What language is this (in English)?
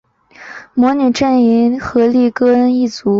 Chinese